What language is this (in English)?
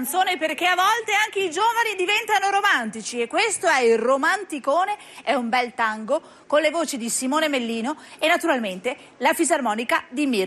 Italian